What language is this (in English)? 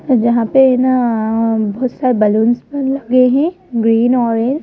Hindi